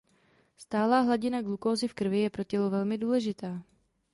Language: Czech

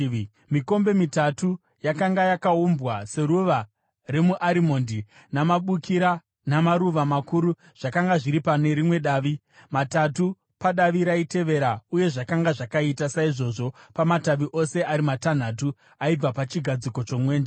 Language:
Shona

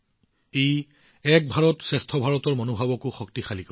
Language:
Assamese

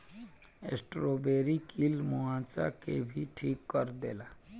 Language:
Bhojpuri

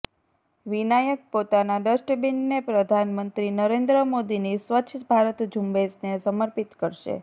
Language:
Gujarati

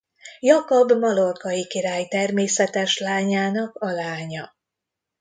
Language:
Hungarian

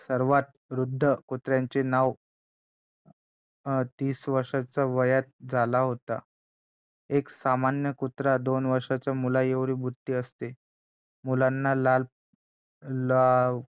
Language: Marathi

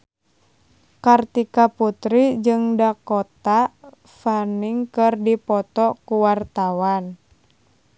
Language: Sundanese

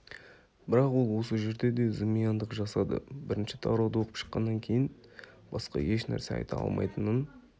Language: Kazakh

